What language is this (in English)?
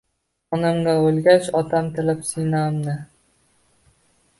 Uzbek